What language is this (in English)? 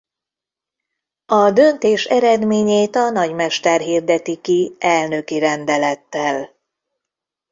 Hungarian